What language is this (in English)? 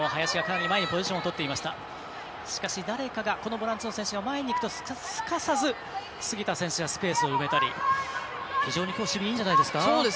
Japanese